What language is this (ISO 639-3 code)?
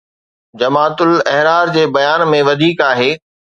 snd